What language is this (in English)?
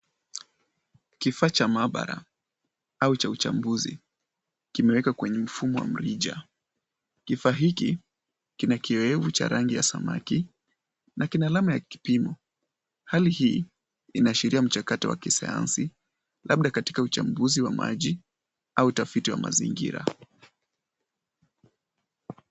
Swahili